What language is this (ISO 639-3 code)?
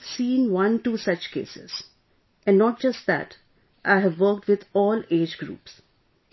eng